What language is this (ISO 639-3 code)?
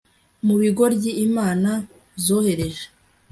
kin